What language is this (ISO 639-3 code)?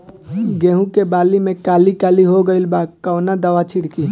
bho